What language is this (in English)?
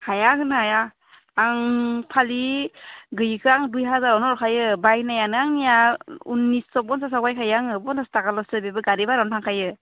Bodo